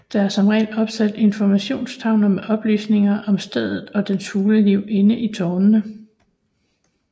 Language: Danish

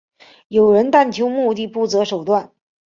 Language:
Chinese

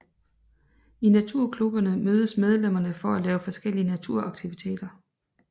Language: Danish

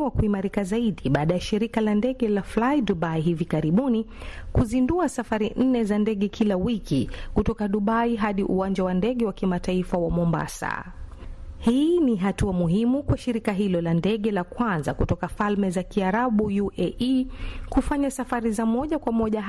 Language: Swahili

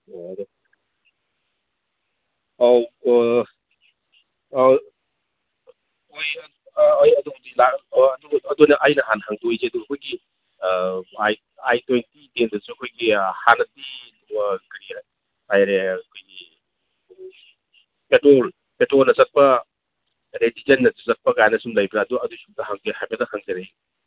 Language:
Manipuri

